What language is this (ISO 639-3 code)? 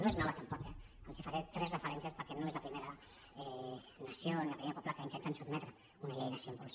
cat